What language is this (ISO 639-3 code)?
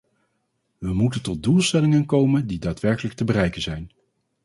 nld